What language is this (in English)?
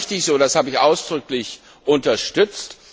German